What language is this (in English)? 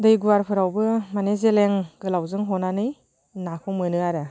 Bodo